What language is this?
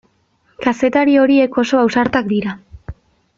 Basque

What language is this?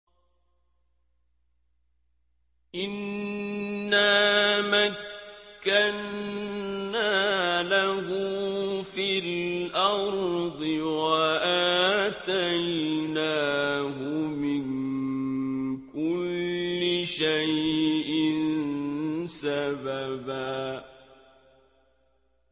Arabic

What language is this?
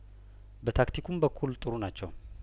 Amharic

